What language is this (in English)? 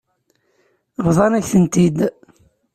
Kabyle